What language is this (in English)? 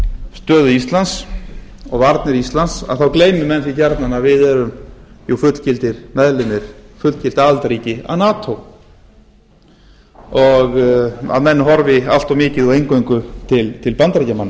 Icelandic